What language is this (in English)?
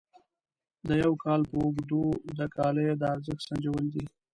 Pashto